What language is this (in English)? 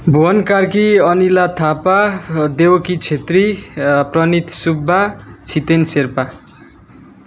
Nepali